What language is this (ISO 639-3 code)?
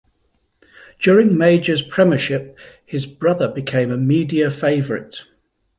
eng